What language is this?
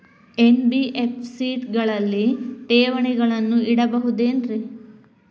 Kannada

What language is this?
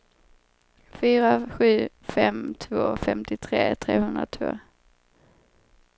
Swedish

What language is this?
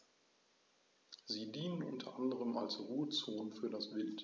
German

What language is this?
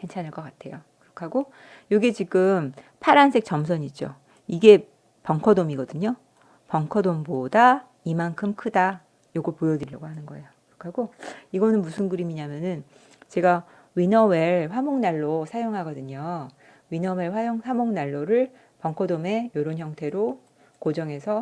Korean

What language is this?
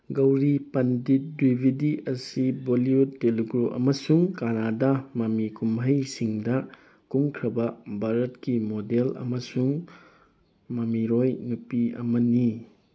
Manipuri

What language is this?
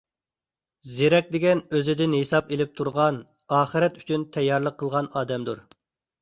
Uyghur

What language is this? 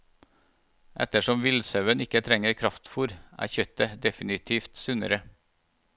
Norwegian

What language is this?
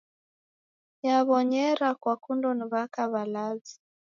Taita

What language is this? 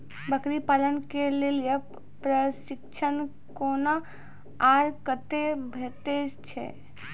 Maithili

